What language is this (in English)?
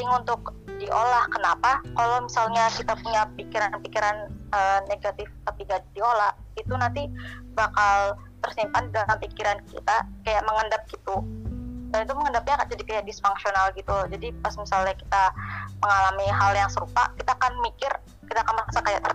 Indonesian